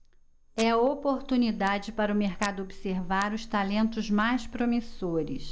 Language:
Portuguese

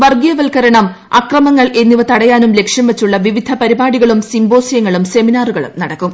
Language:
Malayalam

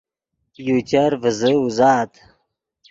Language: Yidgha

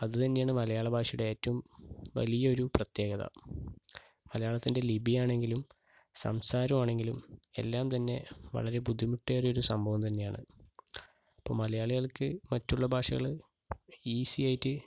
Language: Malayalam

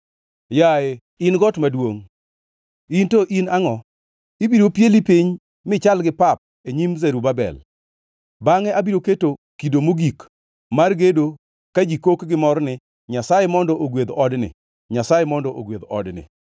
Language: Luo (Kenya and Tanzania)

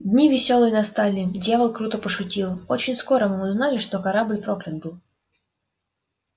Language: Russian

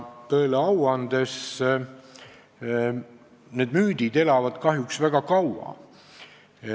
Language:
Estonian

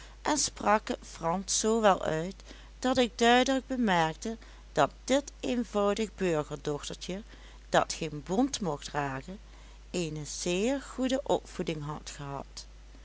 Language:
Dutch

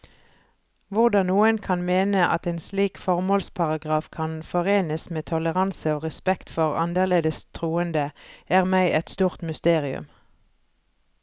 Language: Norwegian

